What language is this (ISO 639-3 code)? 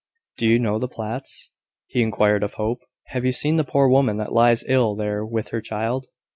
eng